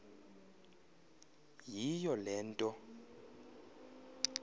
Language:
Xhosa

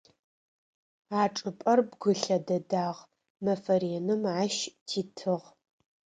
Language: Adyghe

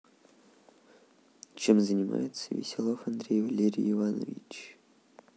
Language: Russian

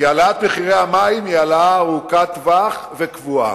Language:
Hebrew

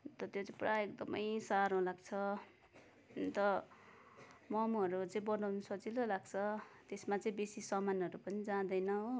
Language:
Nepali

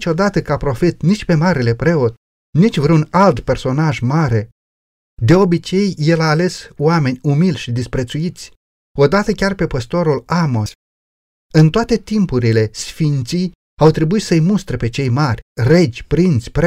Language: Romanian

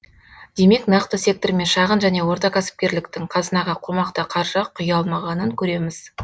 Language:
Kazakh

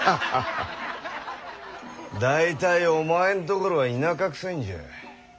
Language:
Japanese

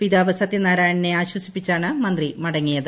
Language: Malayalam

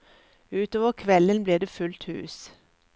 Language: Norwegian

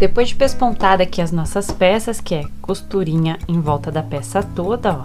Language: Portuguese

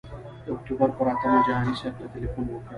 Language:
Pashto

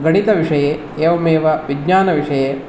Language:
Sanskrit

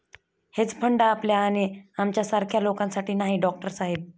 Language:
Marathi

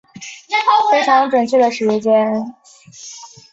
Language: Chinese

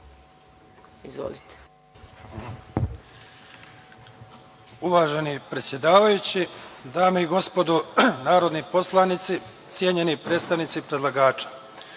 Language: Serbian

